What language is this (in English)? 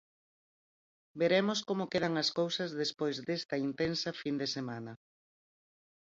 Galician